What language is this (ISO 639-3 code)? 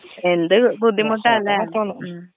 mal